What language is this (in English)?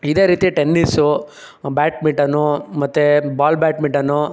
Kannada